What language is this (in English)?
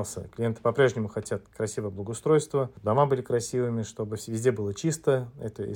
Russian